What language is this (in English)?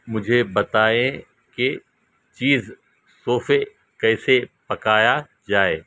Urdu